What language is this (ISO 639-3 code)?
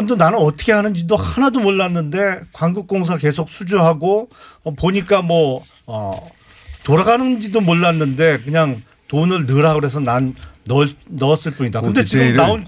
kor